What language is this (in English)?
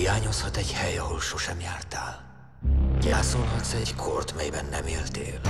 Hungarian